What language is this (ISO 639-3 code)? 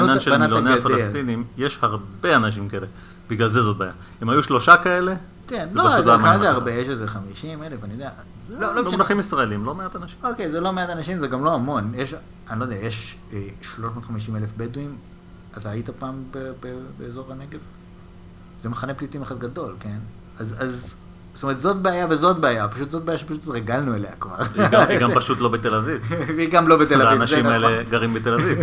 heb